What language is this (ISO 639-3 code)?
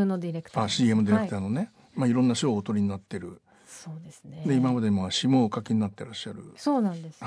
jpn